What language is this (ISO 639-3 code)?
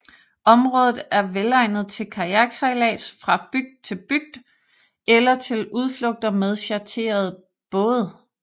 dan